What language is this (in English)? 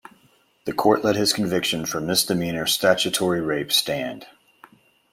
English